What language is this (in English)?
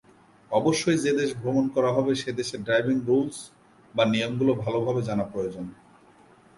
Bangla